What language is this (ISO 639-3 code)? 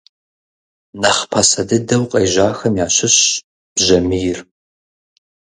kbd